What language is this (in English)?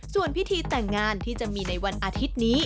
Thai